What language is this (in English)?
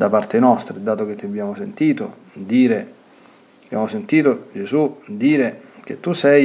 Italian